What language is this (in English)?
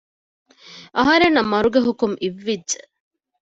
Divehi